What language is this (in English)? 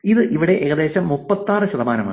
Malayalam